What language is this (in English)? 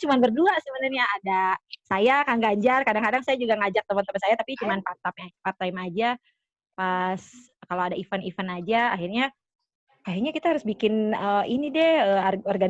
Indonesian